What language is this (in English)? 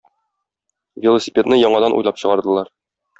Tatar